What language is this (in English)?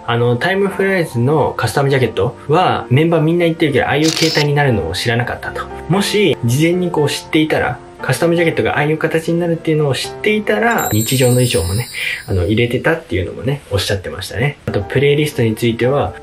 Japanese